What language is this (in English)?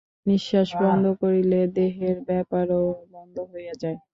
Bangla